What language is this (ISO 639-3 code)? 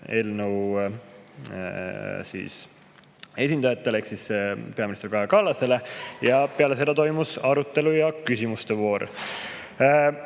est